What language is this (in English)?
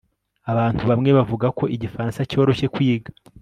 Kinyarwanda